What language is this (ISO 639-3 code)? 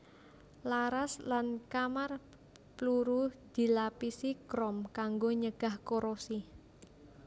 jav